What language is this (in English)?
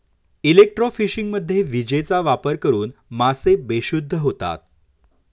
Marathi